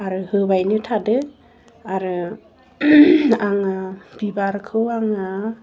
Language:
Bodo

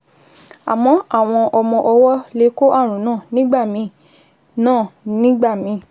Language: Yoruba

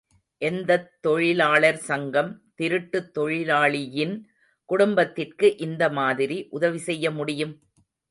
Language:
Tamil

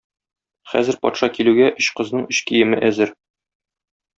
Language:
Tatar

